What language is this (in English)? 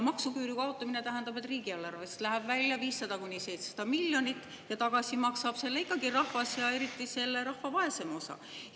Estonian